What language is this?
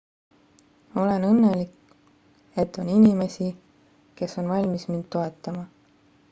Estonian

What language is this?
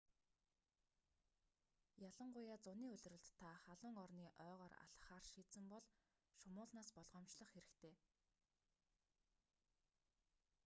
Mongolian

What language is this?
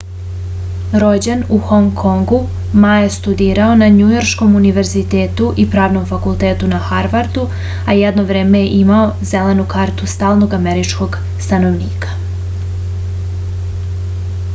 Serbian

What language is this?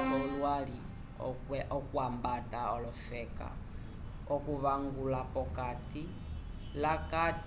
Umbundu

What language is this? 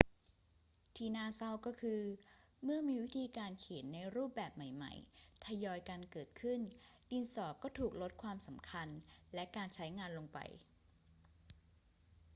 Thai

